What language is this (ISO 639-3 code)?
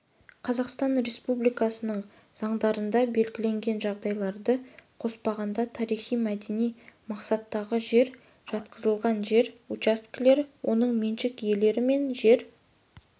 kaz